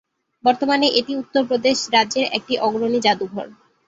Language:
Bangla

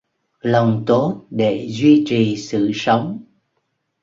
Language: Vietnamese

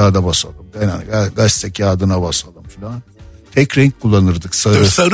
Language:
Turkish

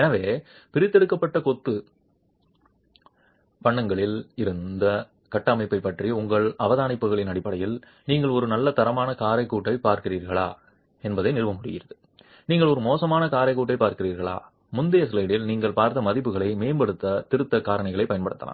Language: Tamil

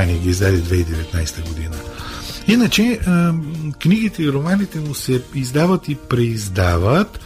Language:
Bulgarian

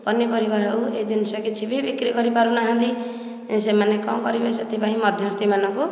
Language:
Odia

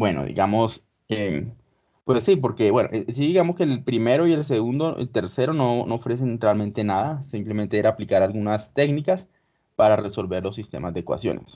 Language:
Spanish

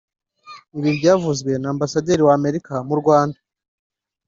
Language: Kinyarwanda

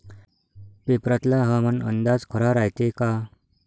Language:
Marathi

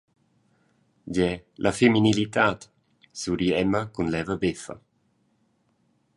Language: Romansh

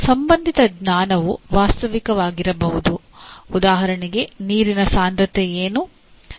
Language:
Kannada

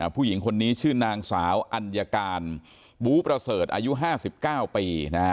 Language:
Thai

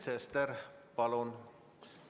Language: Estonian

